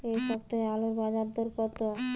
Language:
Bangla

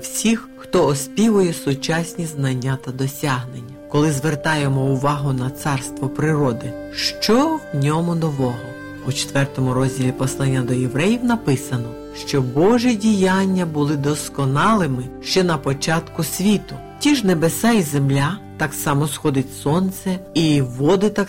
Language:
Ukrainian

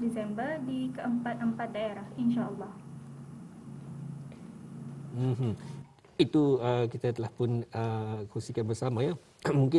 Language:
Malay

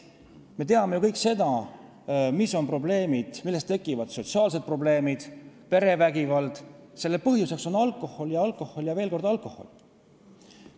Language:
Estonian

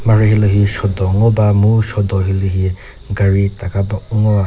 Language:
Chokri Naga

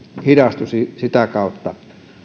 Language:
Finnish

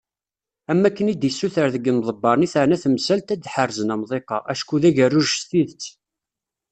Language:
Kabyle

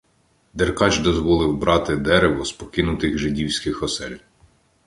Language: Ukrainian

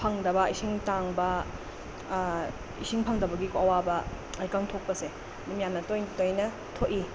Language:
Manipuri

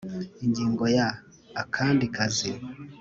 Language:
Kinyarwanda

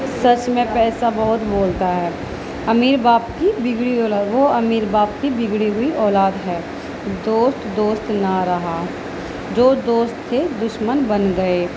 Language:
Urdu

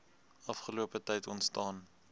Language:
Afrikaans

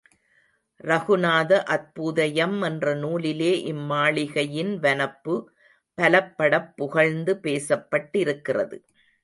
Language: Tamil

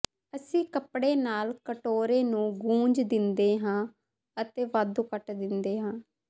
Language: Punjabi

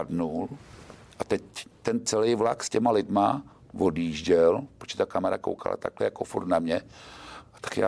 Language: Czech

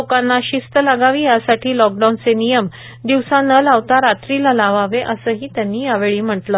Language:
Marathi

